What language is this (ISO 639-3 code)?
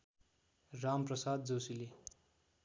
nep